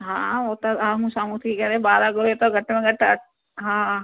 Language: Sindhi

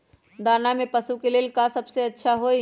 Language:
Magahi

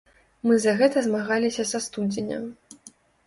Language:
Belarusian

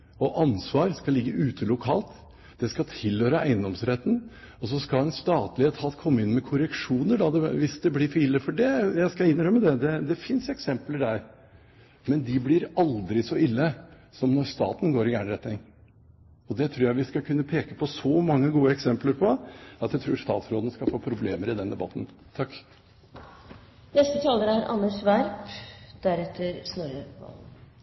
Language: Norwegian Bokmål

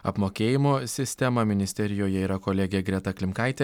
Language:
Lithuanian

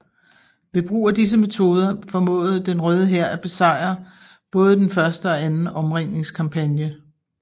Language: Danish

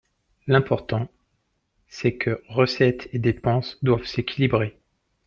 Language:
French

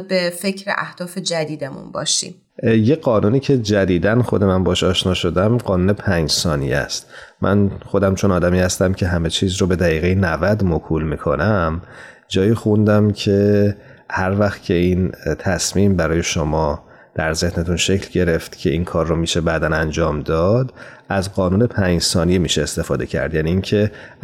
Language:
Persian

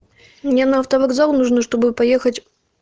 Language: Russian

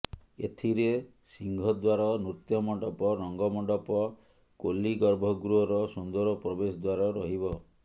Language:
Odia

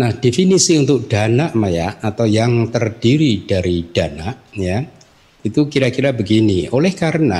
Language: Indonesian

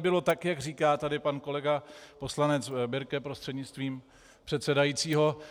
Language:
Czech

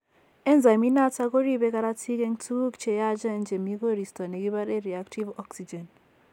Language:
Kalenjin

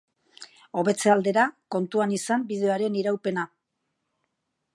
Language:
Basque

